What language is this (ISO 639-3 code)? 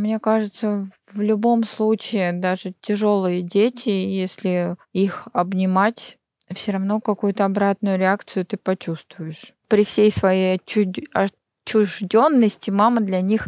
rus